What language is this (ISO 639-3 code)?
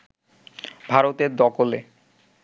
ben